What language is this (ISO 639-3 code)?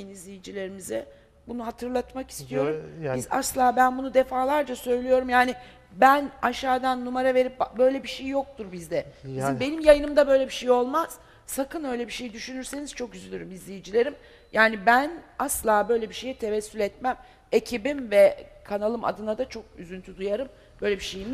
tur